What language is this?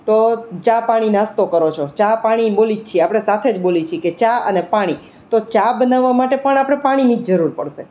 Gujarati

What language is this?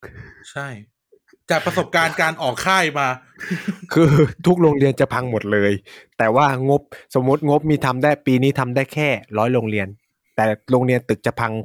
Thai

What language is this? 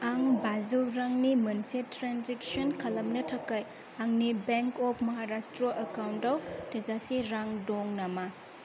Bodo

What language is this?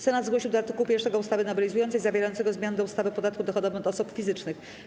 Polish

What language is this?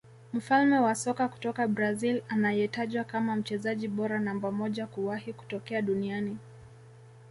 Swahili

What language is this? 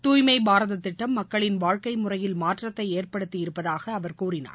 Tamil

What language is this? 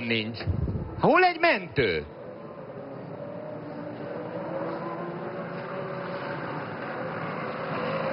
Hungarian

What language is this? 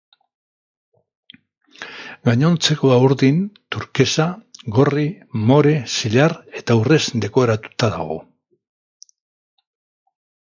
Basque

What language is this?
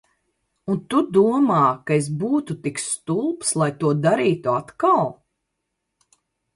Latvian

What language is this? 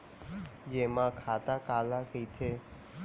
Chhattisgarhi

